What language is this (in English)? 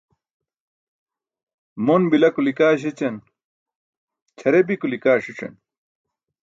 Burushaski